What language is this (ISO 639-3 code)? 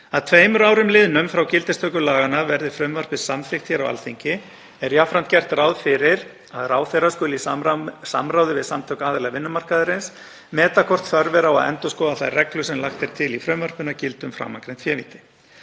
isl